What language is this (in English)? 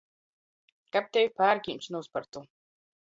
Latgalian